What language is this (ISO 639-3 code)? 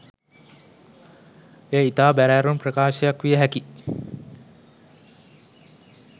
sin